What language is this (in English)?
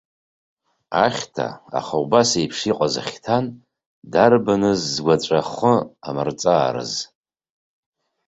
Abkhazian